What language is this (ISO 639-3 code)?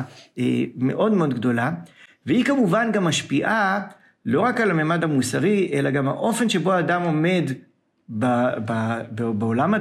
heb